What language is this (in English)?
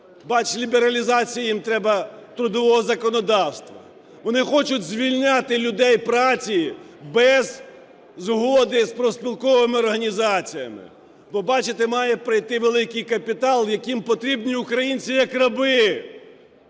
Ukrainian